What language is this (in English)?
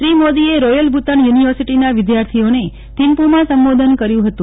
Gujarati